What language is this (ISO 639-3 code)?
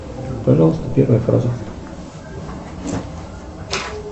rus